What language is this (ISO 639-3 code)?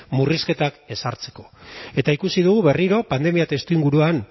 eus